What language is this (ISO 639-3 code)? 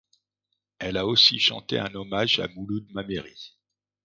fra